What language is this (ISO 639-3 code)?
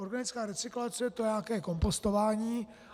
ces